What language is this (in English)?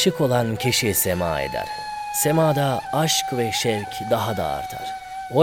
Turkish